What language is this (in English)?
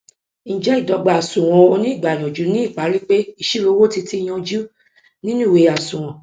Yoruba